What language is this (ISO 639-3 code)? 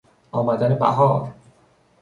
fas